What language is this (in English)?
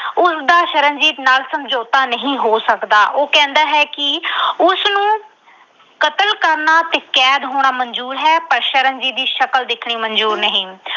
Punjabi